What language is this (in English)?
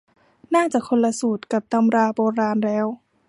Thai